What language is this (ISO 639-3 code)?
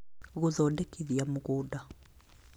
kik